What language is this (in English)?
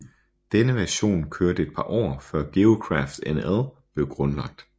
Danish